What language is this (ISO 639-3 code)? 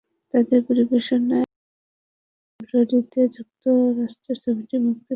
ben